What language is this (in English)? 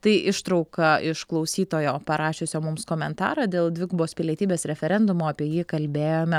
Lithuanian